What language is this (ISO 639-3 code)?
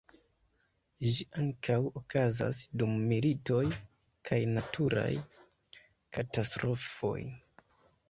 epo